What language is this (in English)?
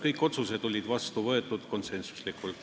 Estonian